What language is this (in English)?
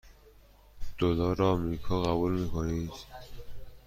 Persian